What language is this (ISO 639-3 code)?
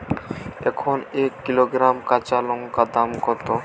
ben